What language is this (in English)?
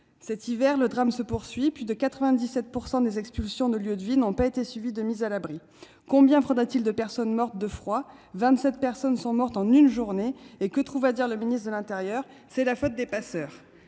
French